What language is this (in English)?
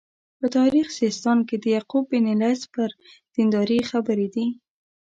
Pashto